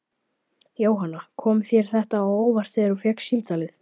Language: Icelandic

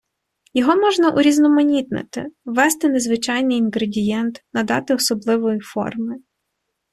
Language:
Ukrainian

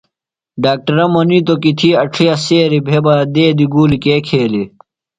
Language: Phalura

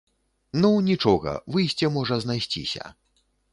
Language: Belarusian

